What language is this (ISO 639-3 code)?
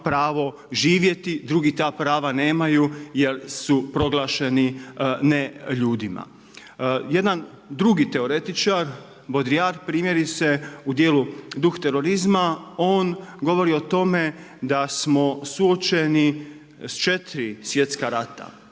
hrv